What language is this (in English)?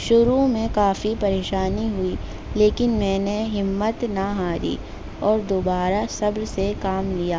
Urdu